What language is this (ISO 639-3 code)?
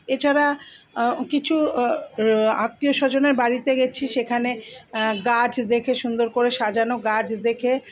ben